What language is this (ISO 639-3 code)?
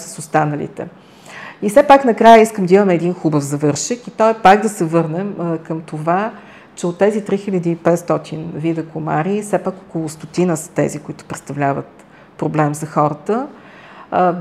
bul